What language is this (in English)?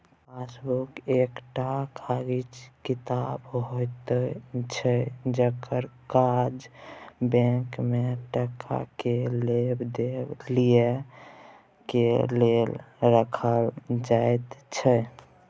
Maithili